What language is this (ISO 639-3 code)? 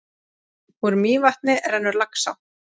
isl